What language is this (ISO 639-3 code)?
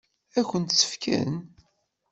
kab